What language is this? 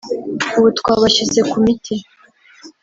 Kinyarwanda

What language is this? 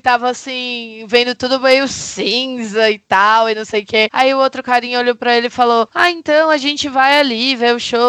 Portuguese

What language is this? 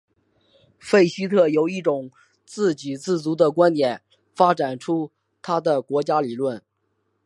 Chinese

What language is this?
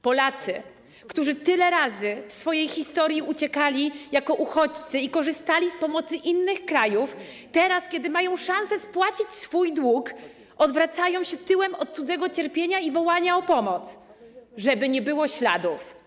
Polish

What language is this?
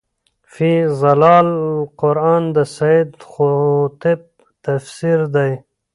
Pashto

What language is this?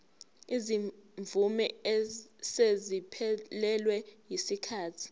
Zulu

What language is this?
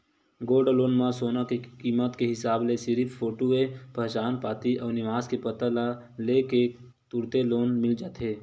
Chhattisgarhi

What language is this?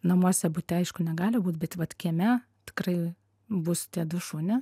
Lithuanian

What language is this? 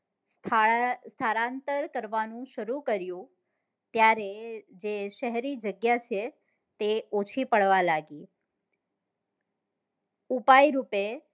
Gujarati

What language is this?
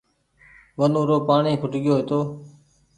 Goaria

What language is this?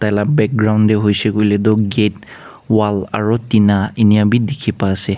Naga Pidgin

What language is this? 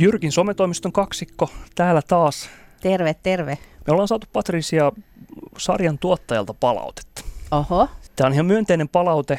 Finnish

